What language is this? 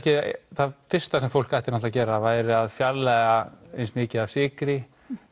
Icelandic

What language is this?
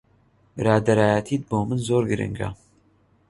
Central Kurdish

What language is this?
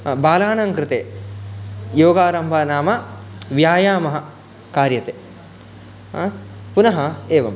Sanskrit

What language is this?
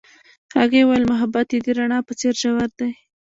Pashto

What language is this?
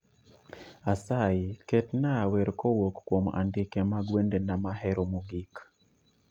Luo (Kenya and Tanzania)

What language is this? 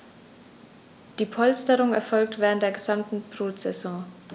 German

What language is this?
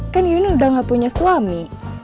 Indonesian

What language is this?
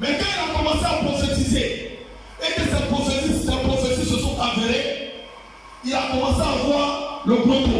French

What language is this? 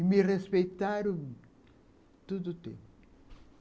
Portuguese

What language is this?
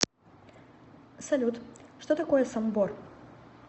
Russian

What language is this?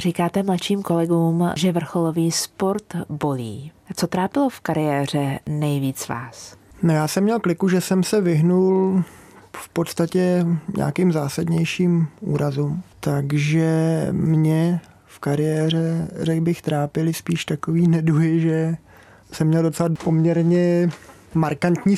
Czech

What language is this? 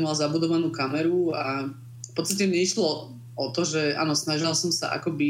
Slovak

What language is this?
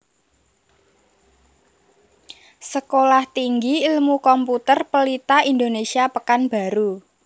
Javanese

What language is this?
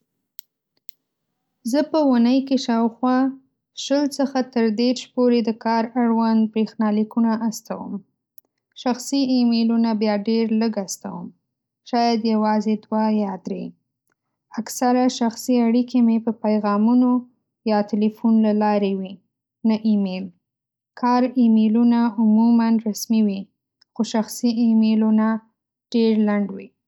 Pashto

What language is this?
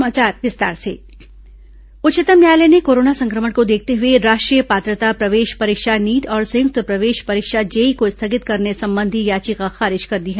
Hindi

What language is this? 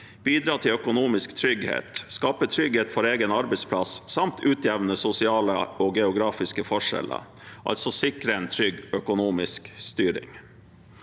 Norwegian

